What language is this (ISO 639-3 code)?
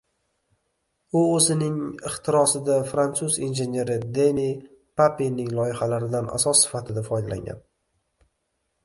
uzb